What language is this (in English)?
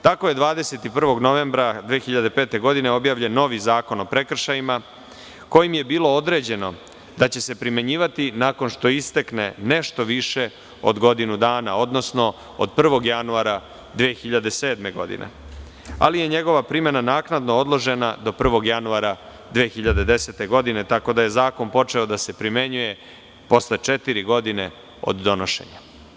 Serbian